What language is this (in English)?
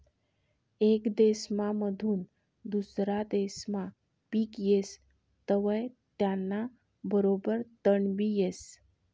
Marathi